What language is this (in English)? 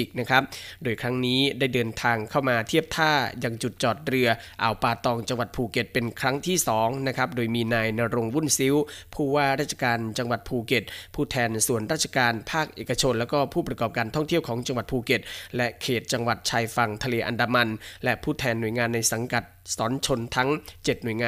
Thai